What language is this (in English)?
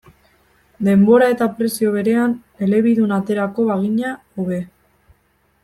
Basque